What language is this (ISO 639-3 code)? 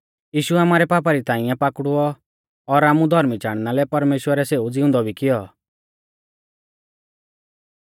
bfz